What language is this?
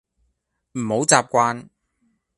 Cantonese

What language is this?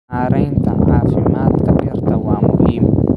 Somali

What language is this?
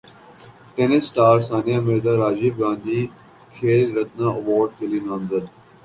Urdu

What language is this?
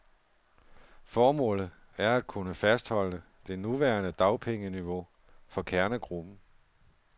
Danish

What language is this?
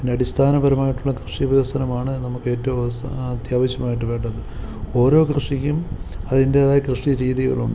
Malayalam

